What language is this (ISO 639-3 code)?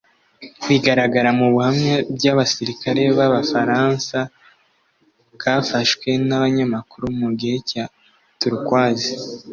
kin